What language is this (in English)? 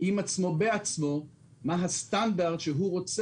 Hebrew